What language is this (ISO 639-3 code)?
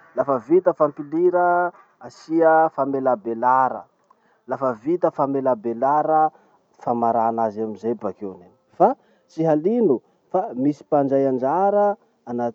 msh